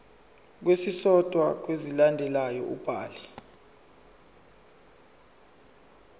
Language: Zulu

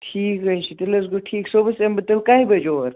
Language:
Kashmiri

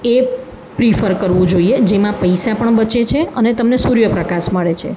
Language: Gujarati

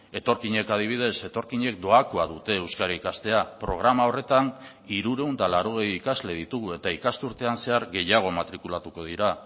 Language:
Basque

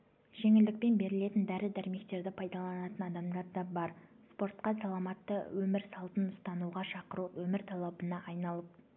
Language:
Kazakh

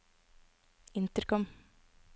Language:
Norwegian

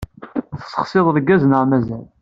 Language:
Kabyle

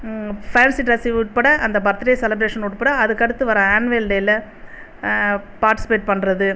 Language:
Tamil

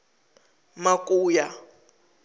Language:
Venda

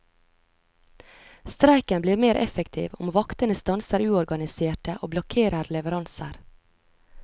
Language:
Norwegian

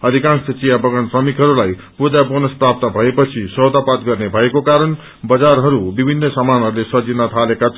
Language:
Nepali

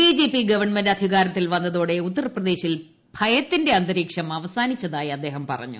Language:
Malayalam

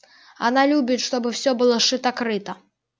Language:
Russian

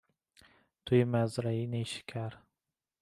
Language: Persian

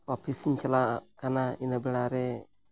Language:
Santali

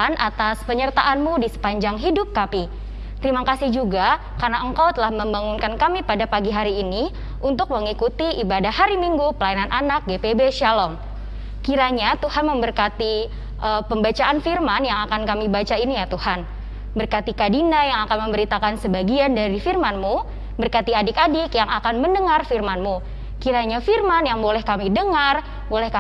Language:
Indonesian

